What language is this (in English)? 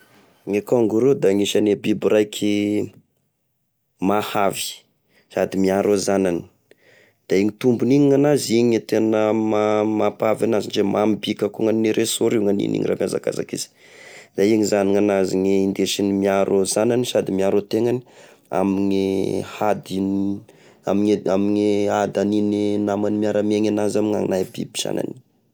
Tesaka Malagasy